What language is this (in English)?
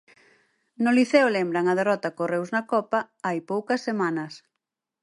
Galician